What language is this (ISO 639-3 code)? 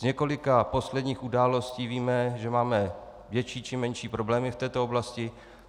ces